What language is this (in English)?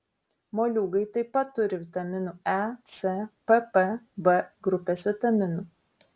Lithuanian